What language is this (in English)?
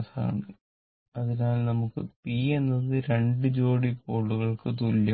Malayalam